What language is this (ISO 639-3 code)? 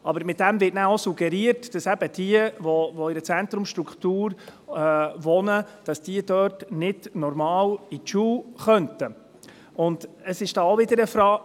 gsw